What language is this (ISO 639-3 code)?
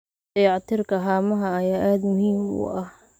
som